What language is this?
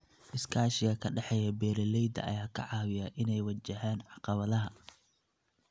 Somali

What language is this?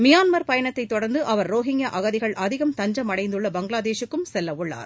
Tamil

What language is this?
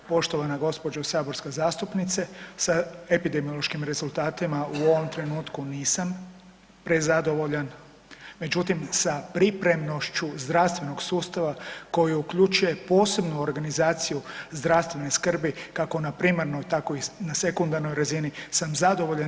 Croatian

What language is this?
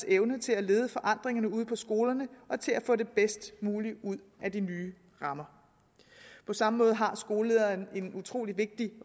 Danish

